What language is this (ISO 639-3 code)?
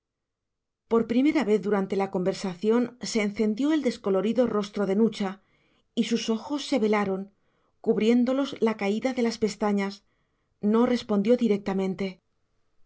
spa